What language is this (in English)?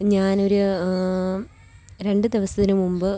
Malayalam